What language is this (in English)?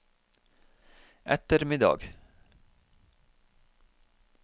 Norwegian